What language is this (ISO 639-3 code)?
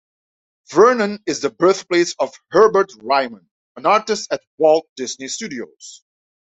eng